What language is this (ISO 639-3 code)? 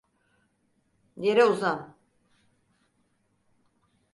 tur